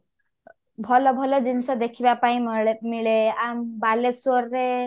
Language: Odia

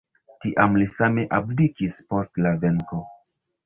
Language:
Esperanto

